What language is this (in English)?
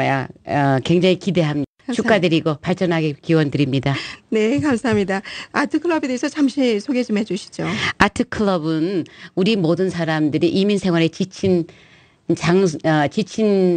Korean